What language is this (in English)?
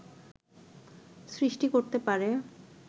Bangla